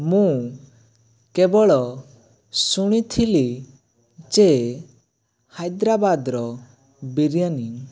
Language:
Odia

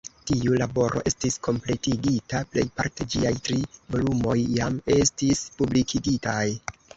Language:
Esperanto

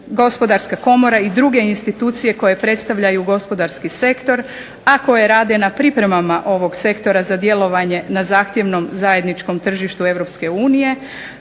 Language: Croatian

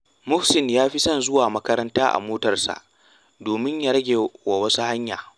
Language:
Hausa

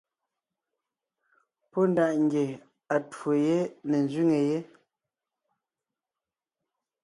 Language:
Ngiemboon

